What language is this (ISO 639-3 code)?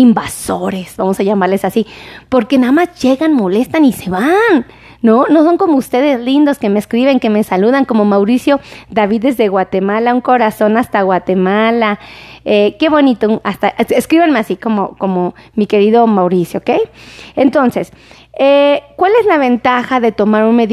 spa